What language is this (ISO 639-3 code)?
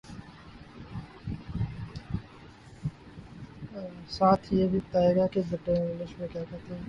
urd